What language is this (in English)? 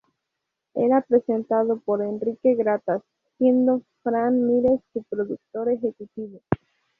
Spanish